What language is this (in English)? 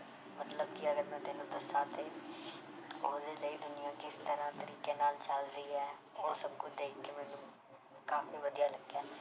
Punjabi